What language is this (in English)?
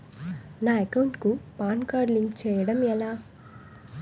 Telugu